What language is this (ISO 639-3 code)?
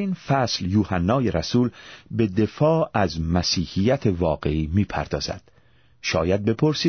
fas